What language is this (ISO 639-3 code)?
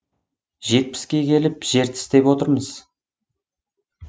kaz